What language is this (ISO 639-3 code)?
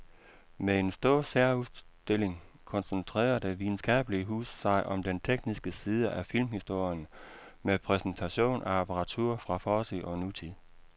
dan